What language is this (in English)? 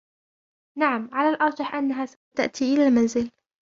Arabic